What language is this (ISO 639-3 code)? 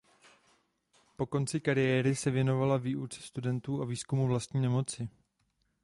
ces